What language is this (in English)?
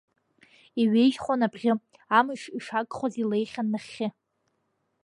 Abkhazian